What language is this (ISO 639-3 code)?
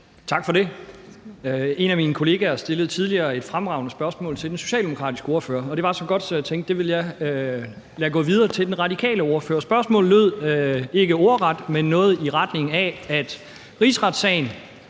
dan